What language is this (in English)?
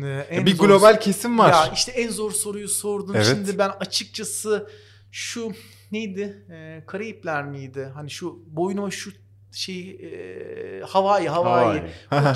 Turkish